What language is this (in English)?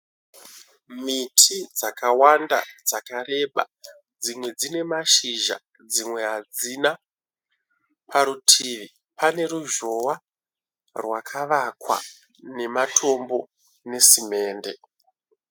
Shona